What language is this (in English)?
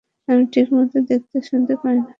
Bangla